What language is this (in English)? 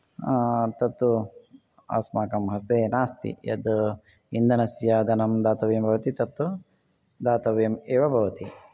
Sanskrit